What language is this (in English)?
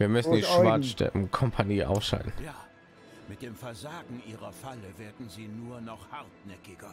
German